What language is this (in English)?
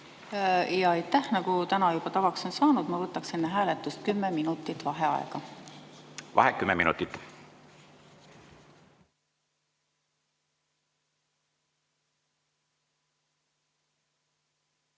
Estonian